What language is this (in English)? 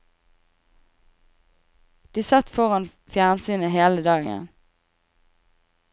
Norwegian